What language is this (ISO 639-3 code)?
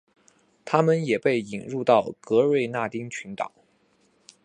zho